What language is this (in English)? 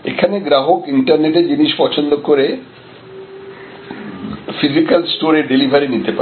Bangla